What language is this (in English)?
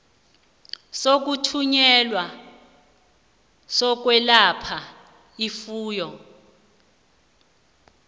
South Ndebele